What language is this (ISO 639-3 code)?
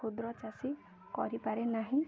ori